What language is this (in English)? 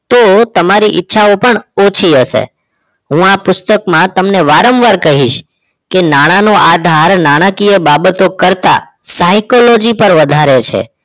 Gujarati